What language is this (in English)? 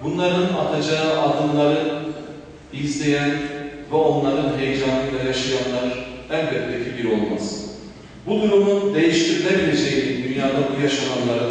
Turkish